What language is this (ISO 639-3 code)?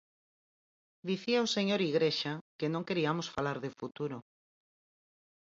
glg